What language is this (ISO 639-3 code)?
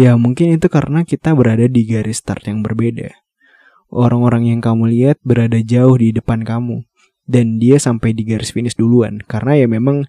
ind